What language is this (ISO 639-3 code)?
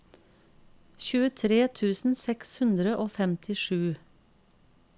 nor